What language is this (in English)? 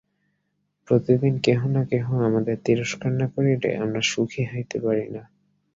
Bangla